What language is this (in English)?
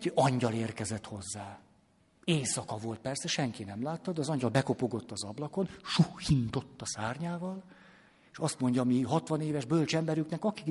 Hungarian